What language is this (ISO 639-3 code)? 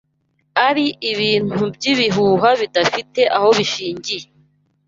kin